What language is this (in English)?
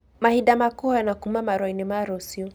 Kikuyu